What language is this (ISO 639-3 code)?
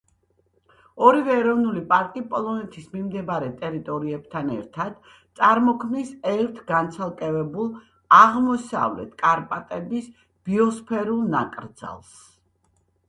kat